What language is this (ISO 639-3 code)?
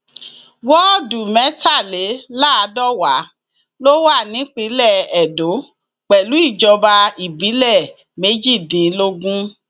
yor